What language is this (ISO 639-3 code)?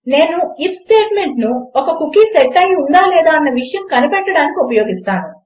tel